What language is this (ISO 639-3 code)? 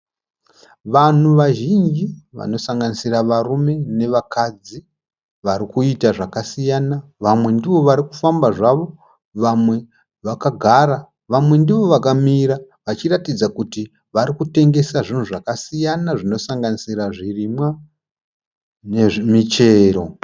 sna